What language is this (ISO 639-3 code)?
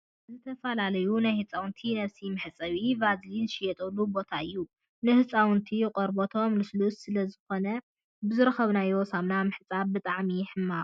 tir